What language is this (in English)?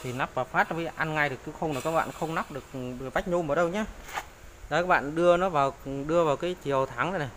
Vietnamese